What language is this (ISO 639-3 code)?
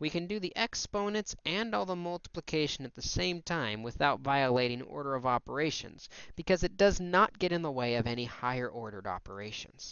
eng